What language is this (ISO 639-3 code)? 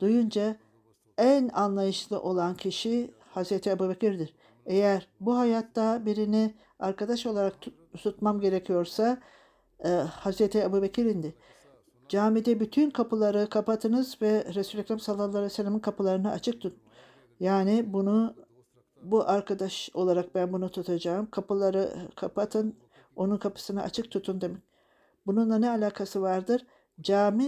tur